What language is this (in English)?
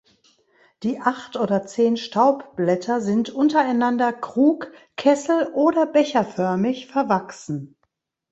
German